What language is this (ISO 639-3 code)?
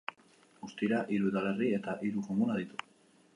eus